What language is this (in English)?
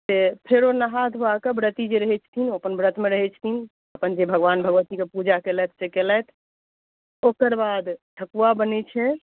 Maithili